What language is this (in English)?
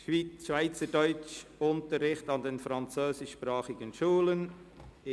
Swiss German